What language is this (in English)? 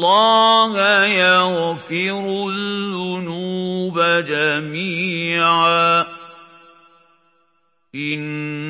Arabic